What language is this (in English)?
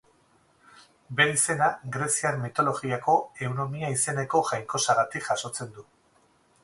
Basque